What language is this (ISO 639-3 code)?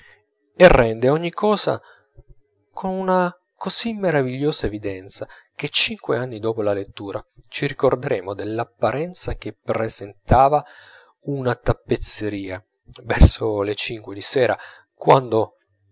ita